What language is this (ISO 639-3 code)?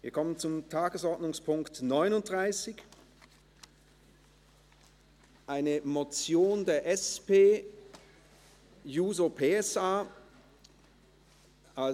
gsw